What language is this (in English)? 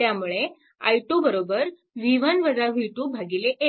Marathi